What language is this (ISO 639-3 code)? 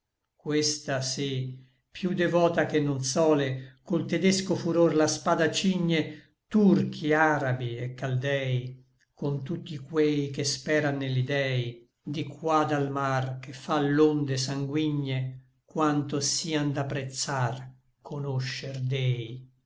ita